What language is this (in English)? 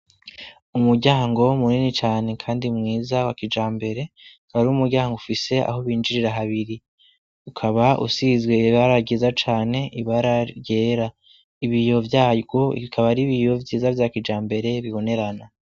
Rundi